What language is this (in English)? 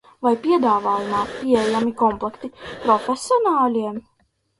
Latvian